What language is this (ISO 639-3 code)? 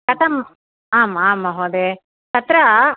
san